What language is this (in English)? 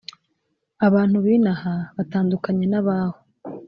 Kinyarwanda